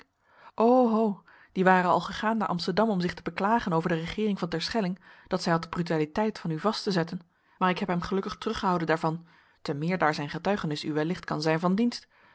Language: Dutch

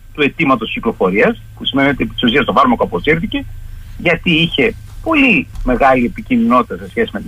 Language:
Greek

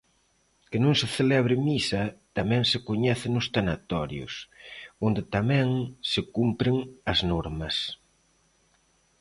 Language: Galician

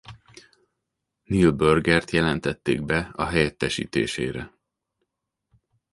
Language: Hungarian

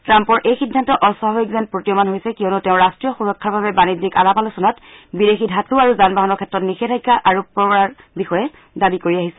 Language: Assamese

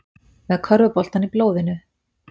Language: Icelandic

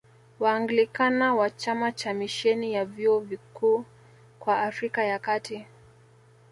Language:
Swahili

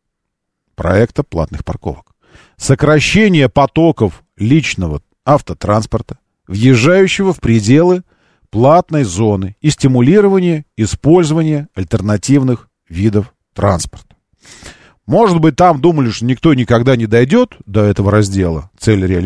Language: Russian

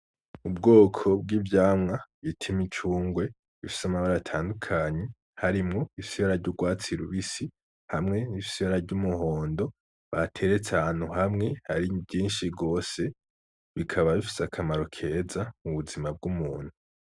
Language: Rundi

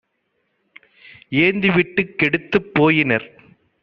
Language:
Tamil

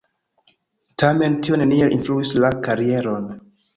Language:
Esperanto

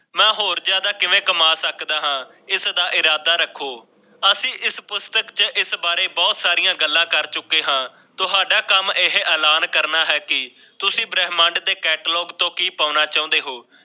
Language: Punjabi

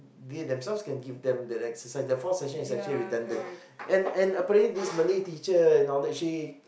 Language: English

